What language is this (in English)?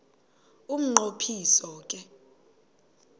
Xhosa